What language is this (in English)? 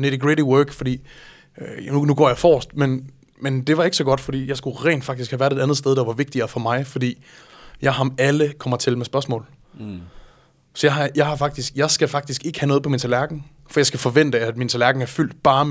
Danish